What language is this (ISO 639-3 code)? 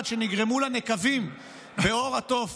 heb